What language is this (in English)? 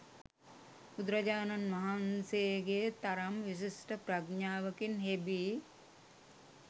Sinhala